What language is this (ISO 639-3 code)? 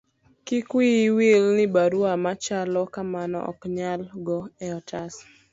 luo